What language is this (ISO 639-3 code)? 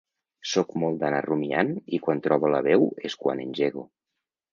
cat